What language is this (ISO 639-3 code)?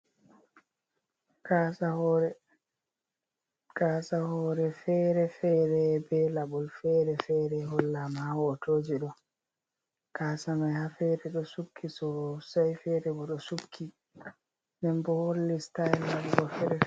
ful